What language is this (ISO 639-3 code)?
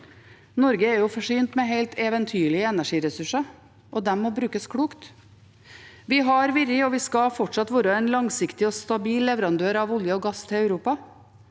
nor